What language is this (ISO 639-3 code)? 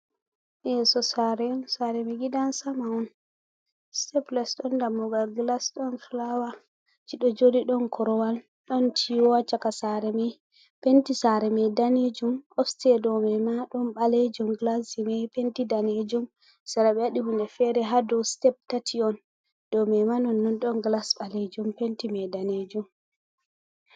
ful